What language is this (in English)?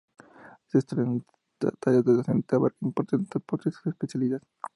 Spanish